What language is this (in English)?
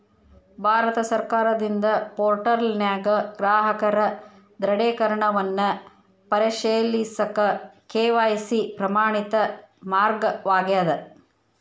Kannada